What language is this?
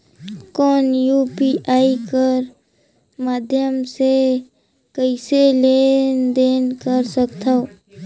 Chhattisgarhi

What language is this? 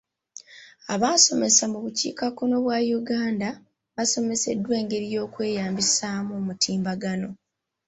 Ganda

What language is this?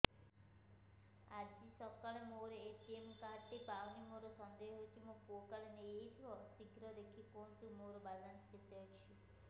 Odia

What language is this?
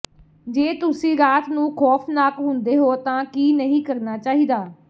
Punjabi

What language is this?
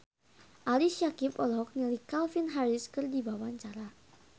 Sundanese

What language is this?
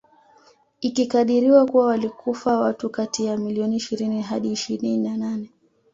Swahili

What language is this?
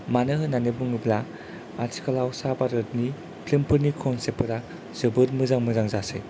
Bodo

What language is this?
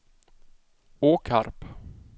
Swedish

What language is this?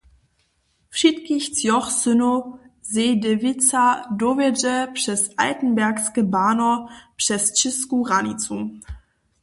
Upper Sorbian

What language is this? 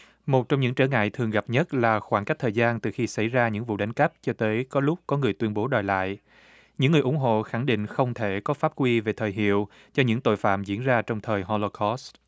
Vietnamese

